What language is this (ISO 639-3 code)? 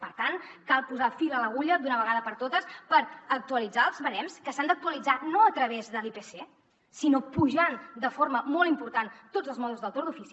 cat